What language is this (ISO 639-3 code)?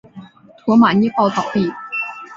zho